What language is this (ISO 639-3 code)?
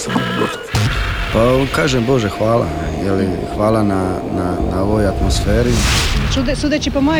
hrv